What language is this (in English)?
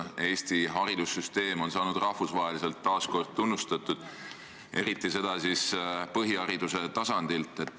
Estonian